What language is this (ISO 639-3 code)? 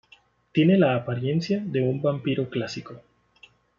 spa